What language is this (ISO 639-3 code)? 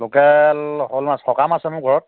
asm